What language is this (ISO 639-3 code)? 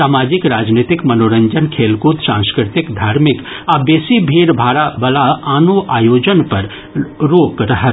mai